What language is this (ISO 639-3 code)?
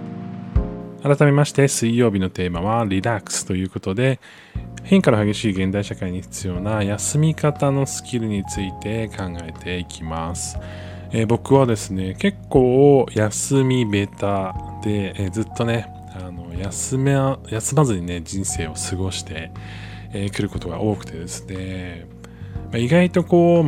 jpn